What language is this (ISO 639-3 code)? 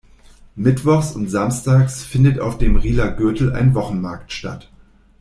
deu